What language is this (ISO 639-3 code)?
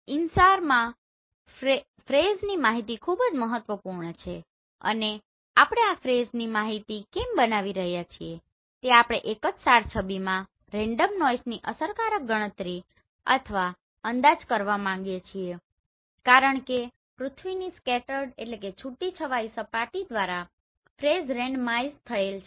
guj